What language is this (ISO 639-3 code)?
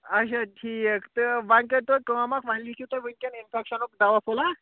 kas